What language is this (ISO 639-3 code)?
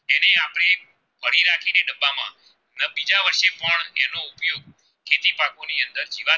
guj